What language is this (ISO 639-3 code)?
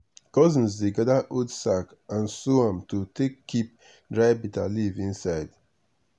pcm